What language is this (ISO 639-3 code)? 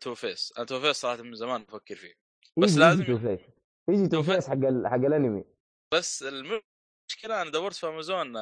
ara